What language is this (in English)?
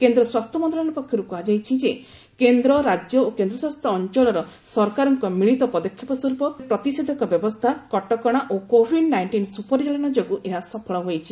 Odia